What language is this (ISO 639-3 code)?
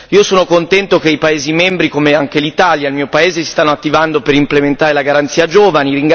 ita